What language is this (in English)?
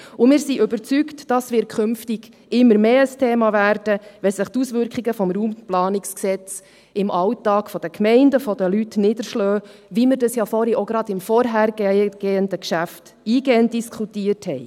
Swiss German